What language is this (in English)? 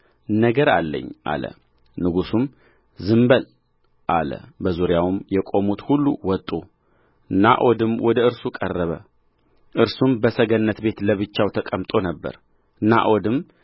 Amharic